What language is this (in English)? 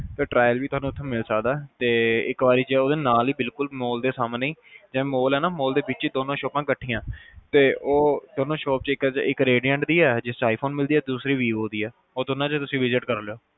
Punjabi